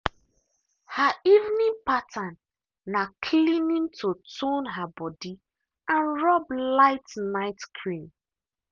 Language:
Nigerian Pidgin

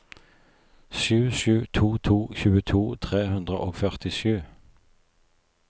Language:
Norwegian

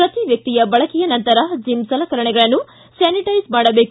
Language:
Kannada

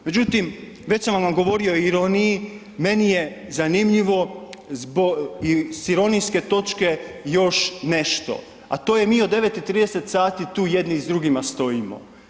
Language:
Croatian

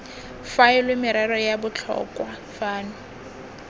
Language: Tswana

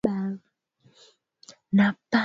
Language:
Swahili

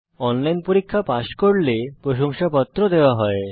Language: Bangla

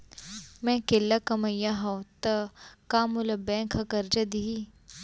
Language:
Chhattisgarhi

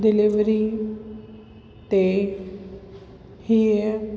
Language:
Sindhi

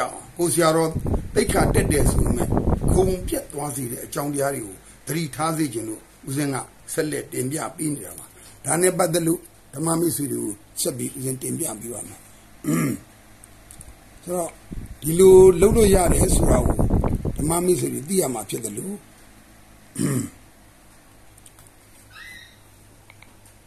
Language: Italian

